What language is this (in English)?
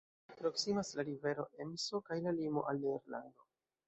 Esperanto